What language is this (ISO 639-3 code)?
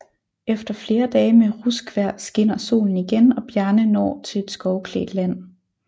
dan